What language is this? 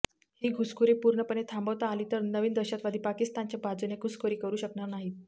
Marathi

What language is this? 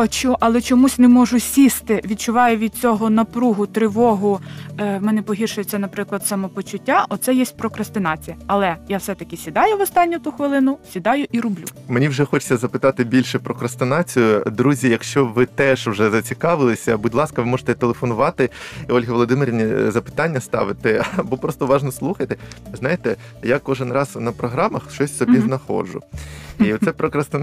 Ukrainian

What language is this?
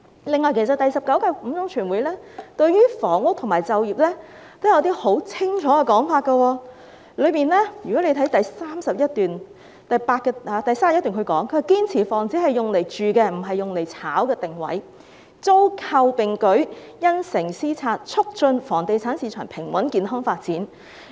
Cantonese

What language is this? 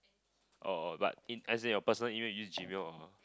English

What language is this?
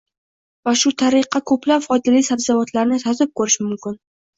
Uzbek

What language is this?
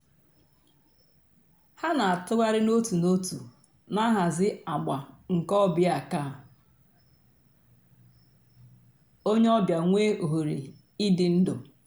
Igbo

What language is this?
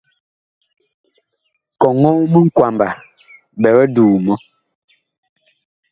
Bakoko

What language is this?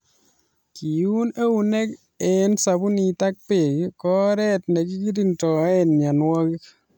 Kalenjin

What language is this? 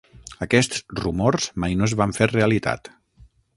Catalan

